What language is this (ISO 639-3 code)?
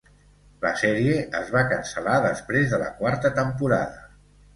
cat